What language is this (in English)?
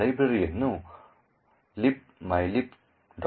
Kannada